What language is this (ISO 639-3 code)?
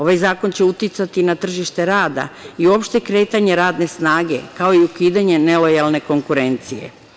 srp